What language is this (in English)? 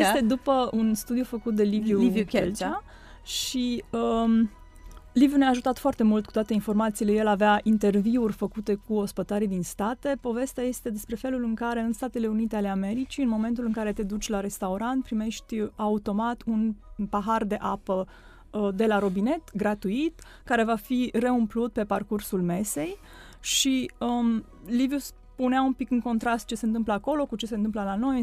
Romanian